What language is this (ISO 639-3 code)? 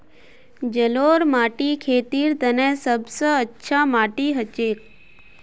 mag